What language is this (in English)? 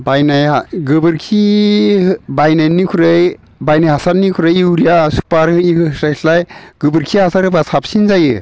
Bodo